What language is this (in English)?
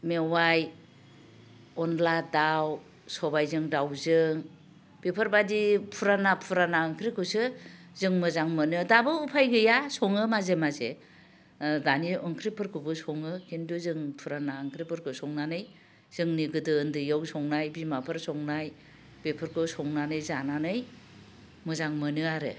Bodo